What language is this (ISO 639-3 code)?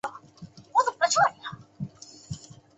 zho